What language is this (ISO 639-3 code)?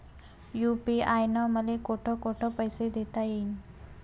mar